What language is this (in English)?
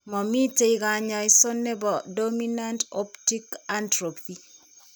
Kalenjin